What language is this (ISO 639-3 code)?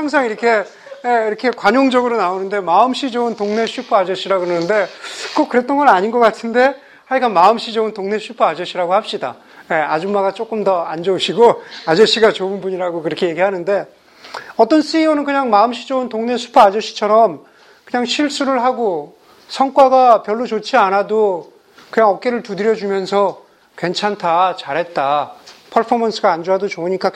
kor